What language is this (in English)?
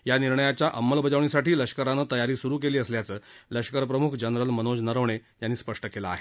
Marathi